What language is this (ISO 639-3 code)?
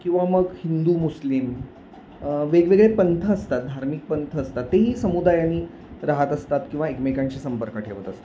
mar